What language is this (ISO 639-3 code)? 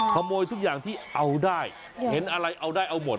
tha